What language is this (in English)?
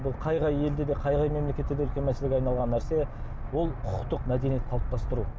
Kazakh